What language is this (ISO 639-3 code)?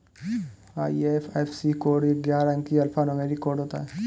hin